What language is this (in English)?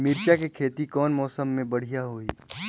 Chhattisgarhi